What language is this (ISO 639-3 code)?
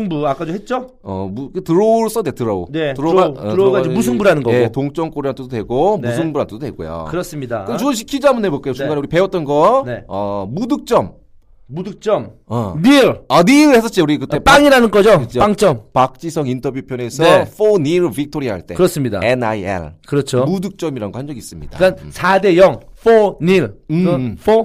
kor